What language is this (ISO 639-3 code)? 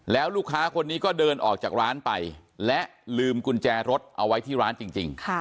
tha